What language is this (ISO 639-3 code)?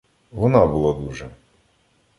ukr